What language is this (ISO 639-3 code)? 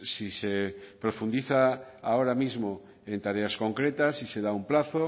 spa